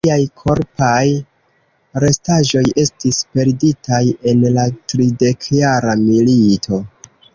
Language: Esperanto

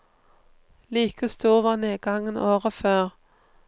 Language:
Norwegian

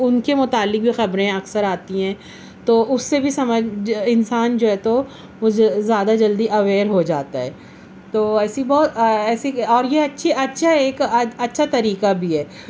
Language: Urdu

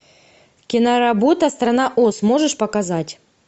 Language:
Russian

